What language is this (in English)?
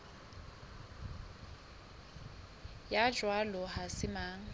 Southern Sotho